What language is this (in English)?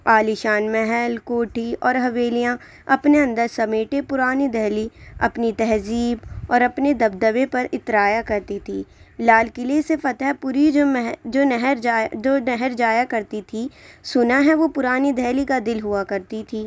Urdu